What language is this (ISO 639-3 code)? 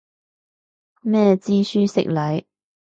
yue